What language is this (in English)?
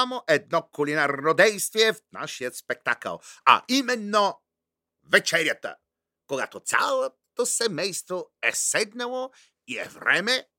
Bulgarian